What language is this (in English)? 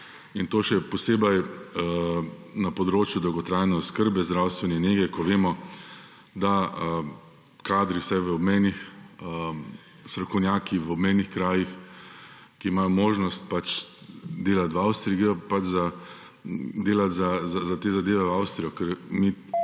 Slovenian